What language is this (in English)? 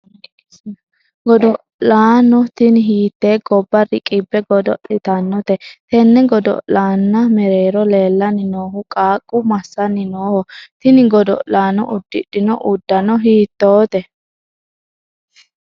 Sidamo